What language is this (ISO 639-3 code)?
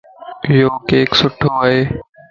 lss